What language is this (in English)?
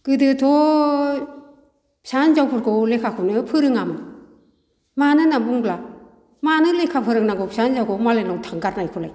Bodo